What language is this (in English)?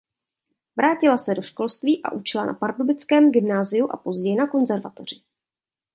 Czech